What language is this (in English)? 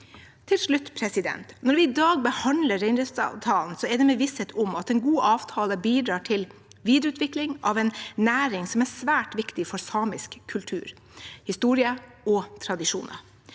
Norwegian